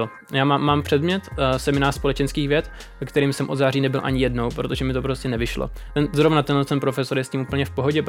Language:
Czech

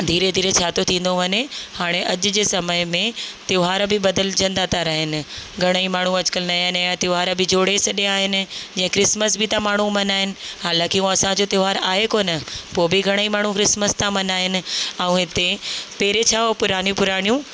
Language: Sindhi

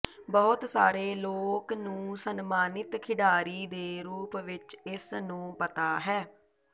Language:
Punjabi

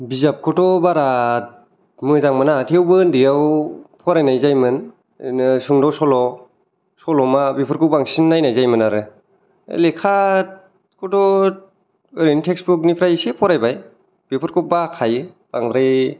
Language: Bodo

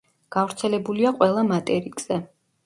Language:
Georgian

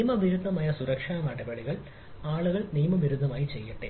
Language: Malayalam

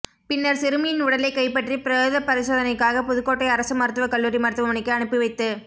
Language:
Tamil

